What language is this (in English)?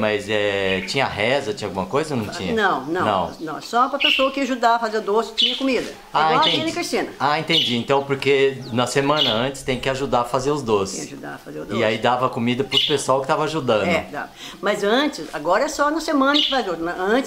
Portuguese